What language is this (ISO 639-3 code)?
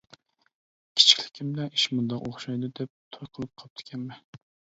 uig